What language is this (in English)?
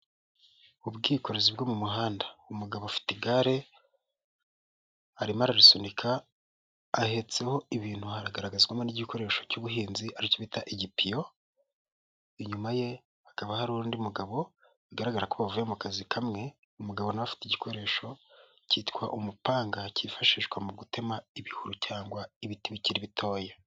Kinyarwanda